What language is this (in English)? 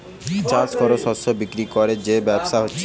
Bangla